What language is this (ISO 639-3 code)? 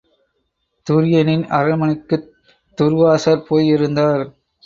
tam